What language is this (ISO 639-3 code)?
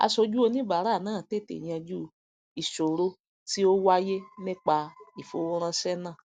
yor